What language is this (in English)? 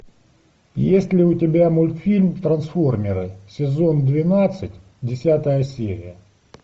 Russian